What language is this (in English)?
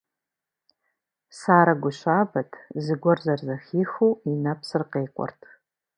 Kabardian